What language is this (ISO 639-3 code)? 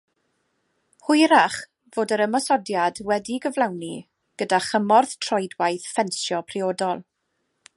cym